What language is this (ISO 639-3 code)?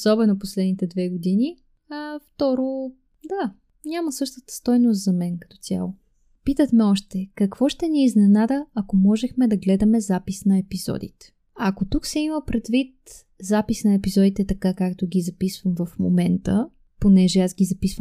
bul